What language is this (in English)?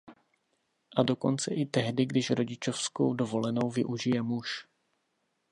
Czech